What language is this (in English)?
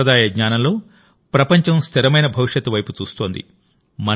Telugu